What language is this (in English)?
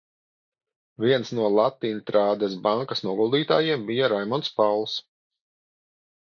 Latvian